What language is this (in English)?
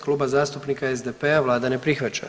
Croatian